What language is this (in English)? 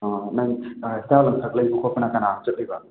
Manipuri